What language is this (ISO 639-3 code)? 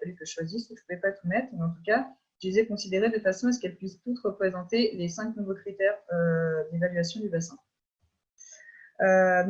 fra